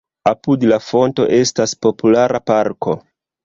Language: Esperanto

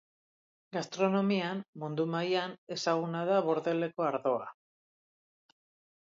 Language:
Basque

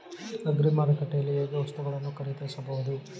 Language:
Kannada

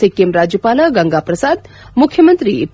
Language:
Kannada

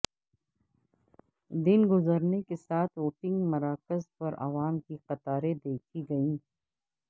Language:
Urdu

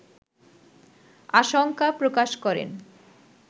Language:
Bangla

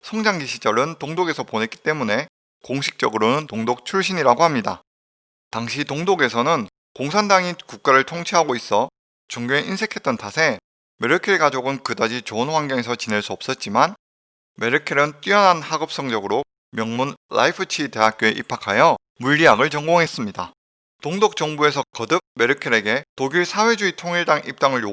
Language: Korean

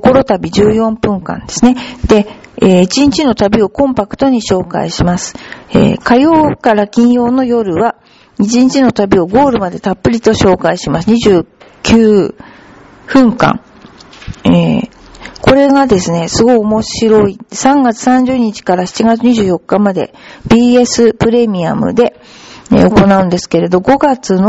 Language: Japanese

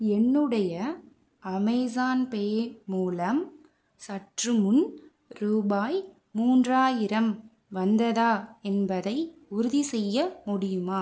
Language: Tamil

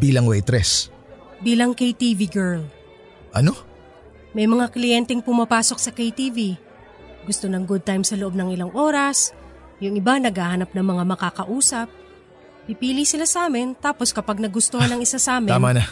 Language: Filipino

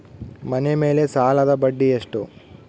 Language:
Kannada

